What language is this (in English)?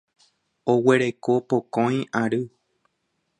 Guarani